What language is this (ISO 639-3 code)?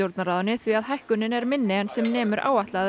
isl